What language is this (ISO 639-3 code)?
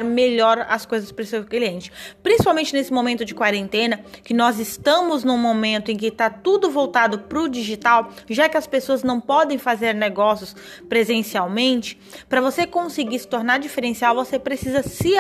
por